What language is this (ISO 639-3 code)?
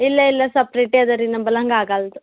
kan